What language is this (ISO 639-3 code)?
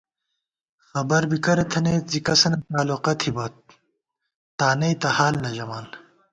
gwt